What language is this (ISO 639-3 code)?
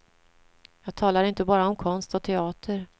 swe